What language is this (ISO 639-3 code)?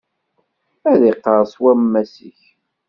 kab